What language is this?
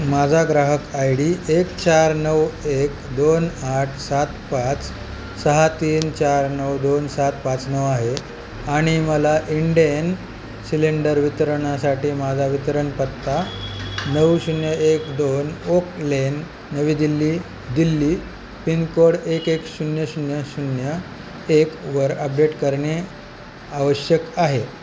Marathi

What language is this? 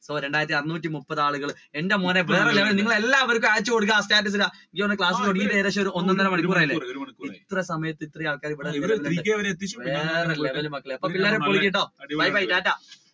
Malayalam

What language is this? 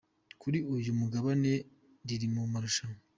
Kinyarwanda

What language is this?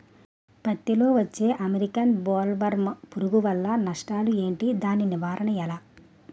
Telugu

